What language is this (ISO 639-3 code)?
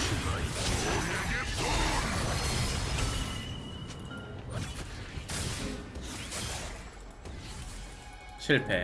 kor